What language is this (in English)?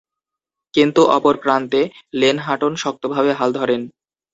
Bangla